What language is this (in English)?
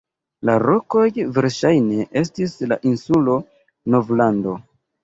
Esperanto